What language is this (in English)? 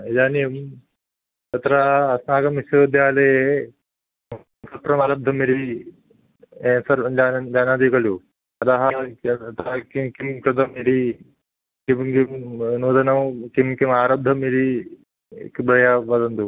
Sanskrit